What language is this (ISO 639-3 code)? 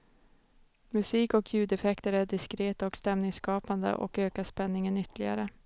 swe